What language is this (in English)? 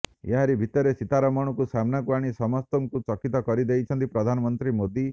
Odia